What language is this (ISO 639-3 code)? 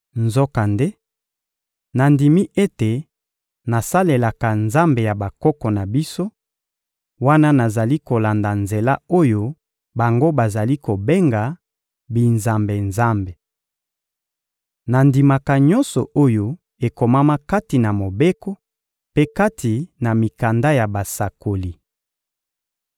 lin